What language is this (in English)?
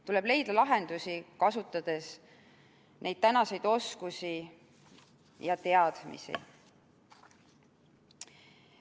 Estonian